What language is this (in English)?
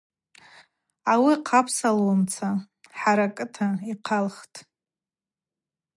Abaza